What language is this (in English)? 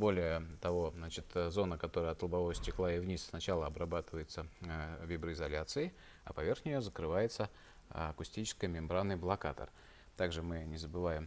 Russian